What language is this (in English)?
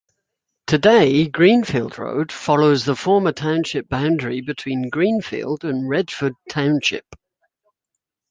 English